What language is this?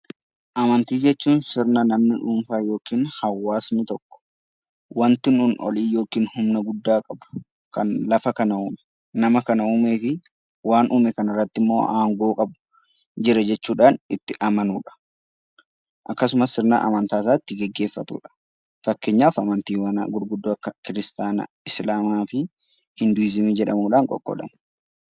Oromo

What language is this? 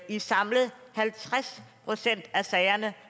Danish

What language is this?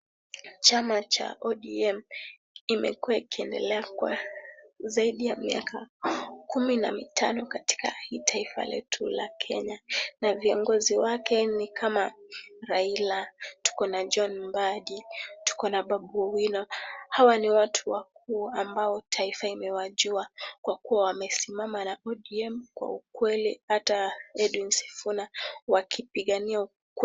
Swahili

